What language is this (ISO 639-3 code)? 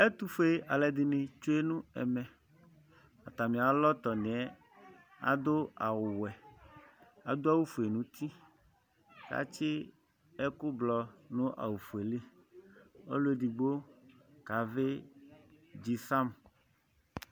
kpo